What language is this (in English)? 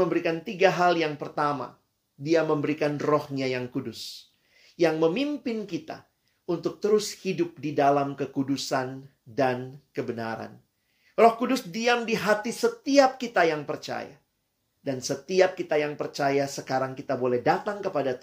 Indonesian